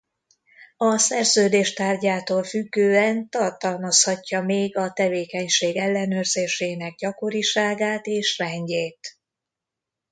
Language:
Hungarian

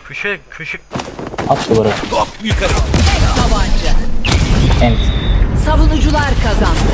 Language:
Turkish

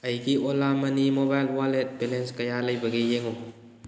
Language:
Manipuri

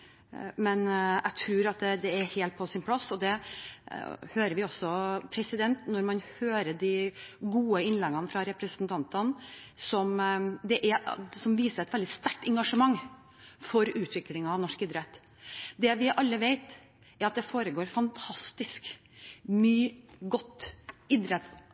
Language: Norwegian Bokmål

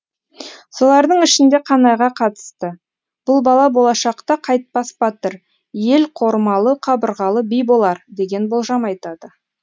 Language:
Kazakh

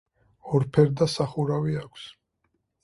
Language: Georgian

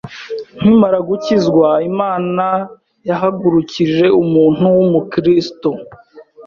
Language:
Kinyarwanda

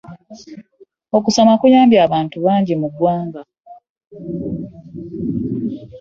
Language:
Ganda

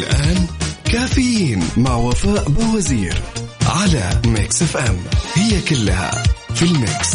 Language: Arabic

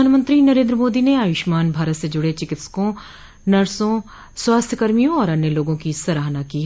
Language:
Hindi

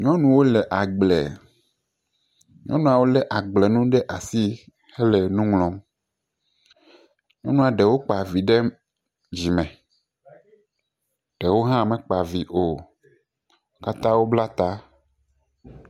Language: Ewe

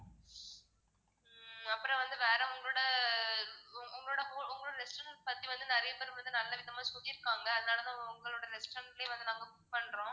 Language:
Tamil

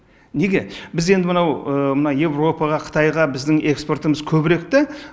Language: Kazakh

